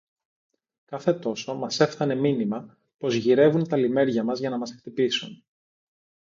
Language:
Greek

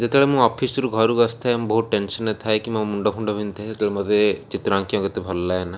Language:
Odia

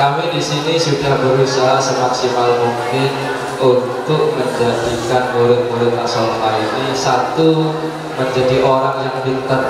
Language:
Indonesian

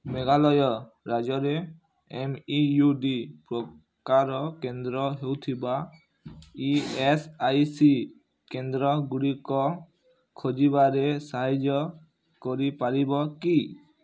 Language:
Odia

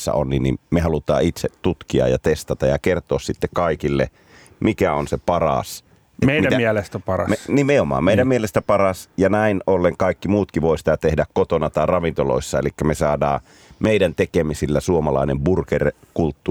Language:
Finnish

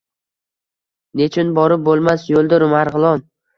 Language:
Uzbek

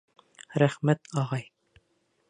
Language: Bashkir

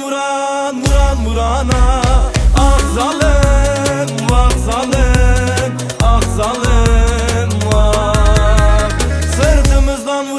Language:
Turkish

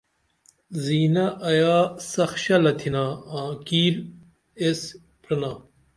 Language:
Dameli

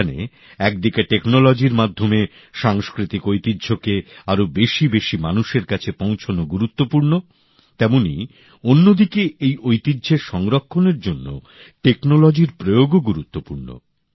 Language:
Bangla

